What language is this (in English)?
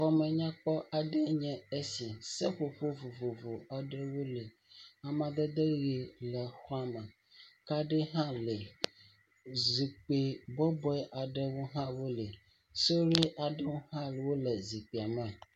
Ewe